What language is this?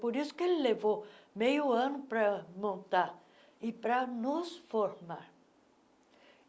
Portuguese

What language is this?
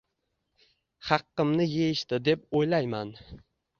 Uzbek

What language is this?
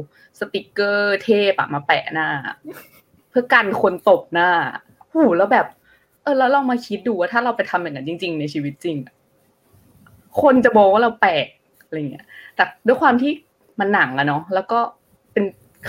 Thai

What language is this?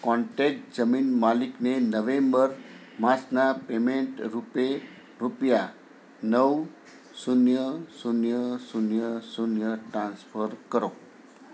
Gujarati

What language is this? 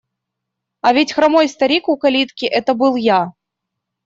Russian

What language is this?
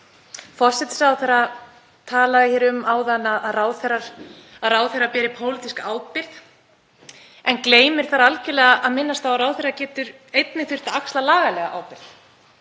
Icelandic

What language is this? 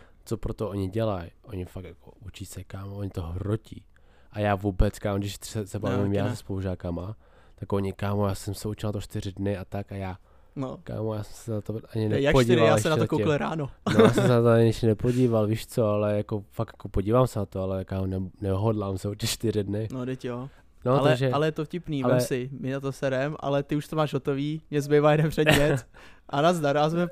Czech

